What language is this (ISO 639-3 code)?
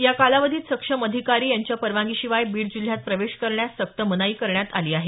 mar